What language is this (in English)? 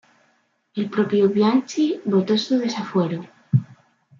Spanish